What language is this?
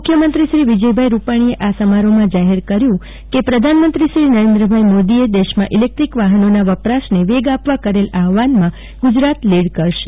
Gujarati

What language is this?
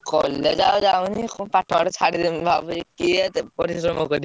Odia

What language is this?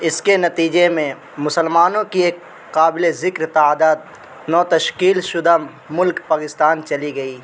Urdu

